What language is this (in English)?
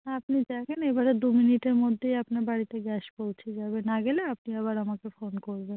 Bangla